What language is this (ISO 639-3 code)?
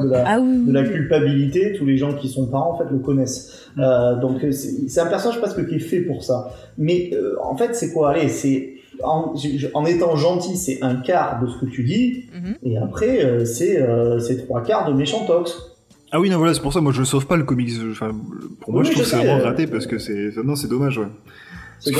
fra